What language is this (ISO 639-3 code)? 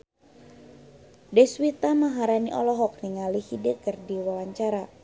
sun